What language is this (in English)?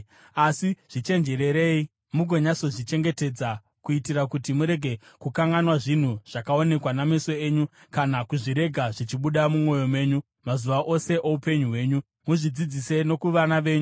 Shona